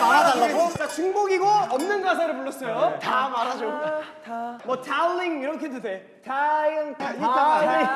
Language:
Korean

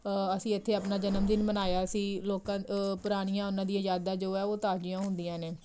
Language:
Punjabi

